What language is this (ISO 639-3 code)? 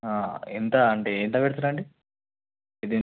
tel